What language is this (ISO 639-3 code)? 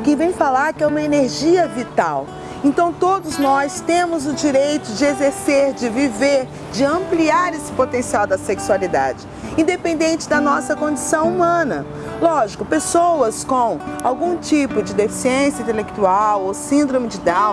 por